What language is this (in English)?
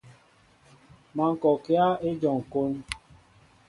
Mbo (Cameroon)